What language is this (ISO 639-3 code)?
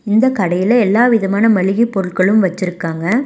tam